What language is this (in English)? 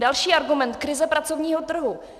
Czech